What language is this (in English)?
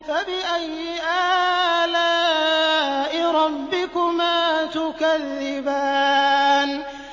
Arabic